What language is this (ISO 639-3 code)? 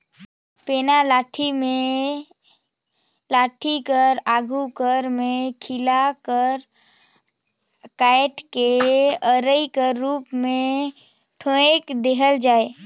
hne